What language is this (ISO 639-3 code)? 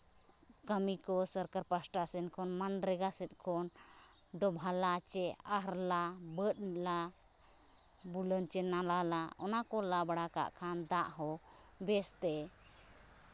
sat